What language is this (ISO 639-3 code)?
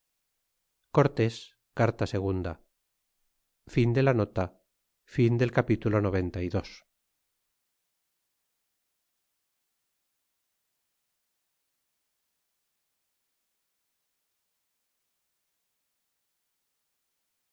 spa